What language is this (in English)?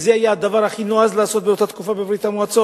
Hebrew